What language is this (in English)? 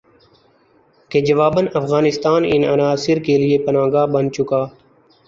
Urdu